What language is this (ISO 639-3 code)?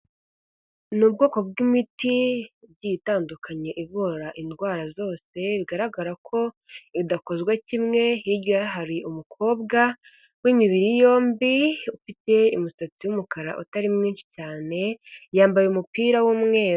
kin